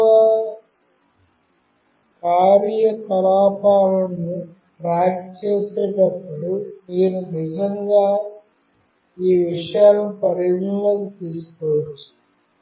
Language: Telugu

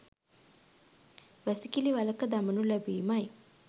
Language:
Sinhala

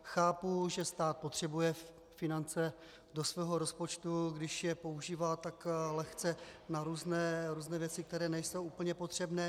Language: Czech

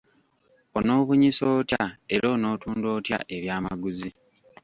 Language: Ganda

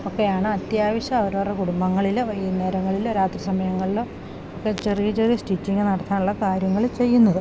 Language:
Malayalam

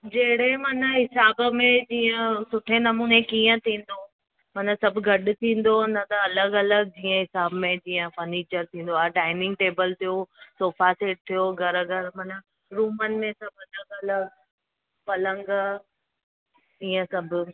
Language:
Sindhi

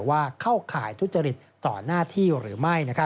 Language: Thai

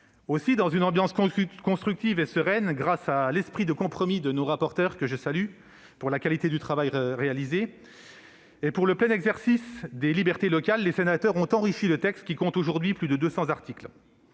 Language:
French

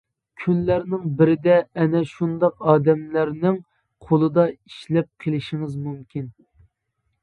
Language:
Uyghur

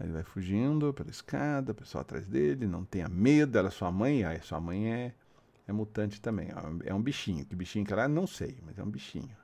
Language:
Portuguese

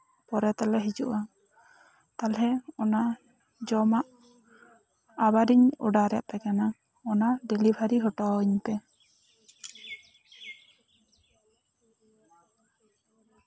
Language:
Santali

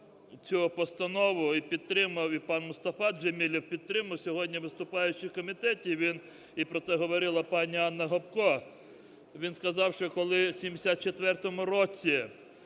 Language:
Ukrainian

